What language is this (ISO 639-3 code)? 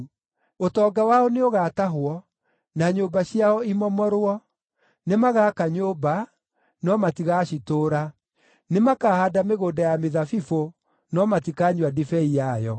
kik